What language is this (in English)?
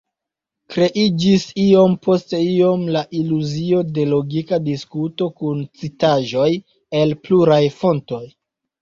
Esperanto